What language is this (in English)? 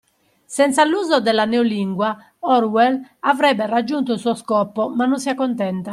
Italian